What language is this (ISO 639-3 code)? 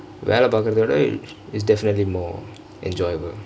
eng